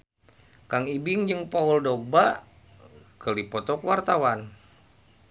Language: Sundanese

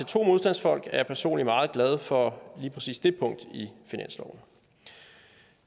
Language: Danish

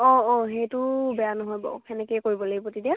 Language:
Assamese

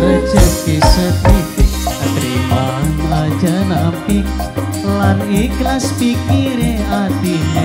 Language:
Indonesian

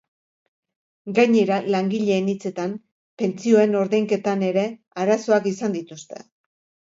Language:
Basque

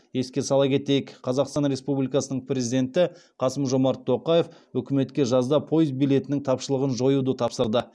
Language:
Kazakh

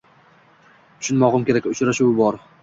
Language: Uzbek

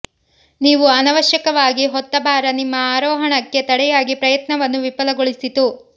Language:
Kannada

